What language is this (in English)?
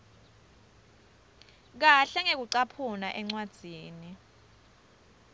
Swati